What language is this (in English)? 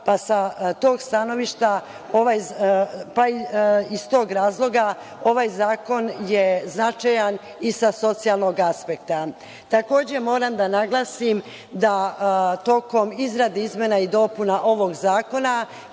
Serbian